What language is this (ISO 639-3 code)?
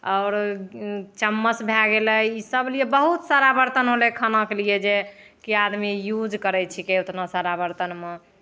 mai